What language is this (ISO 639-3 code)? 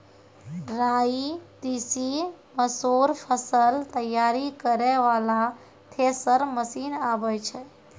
mai